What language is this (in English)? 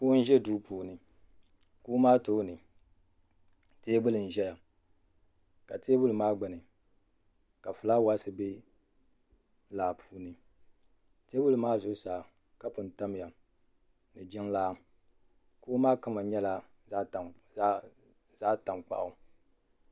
Dagbani